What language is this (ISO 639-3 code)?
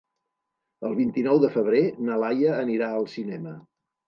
cat